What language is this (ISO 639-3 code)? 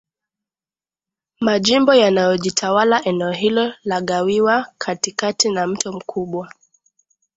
swa